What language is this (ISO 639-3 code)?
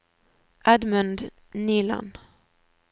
nor